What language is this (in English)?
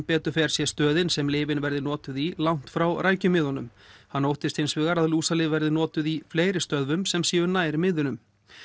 Icelandic